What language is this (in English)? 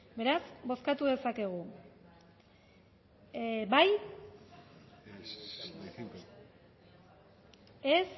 Basque